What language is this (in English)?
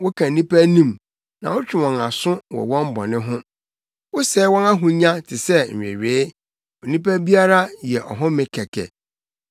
Akan